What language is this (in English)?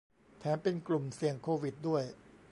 Thai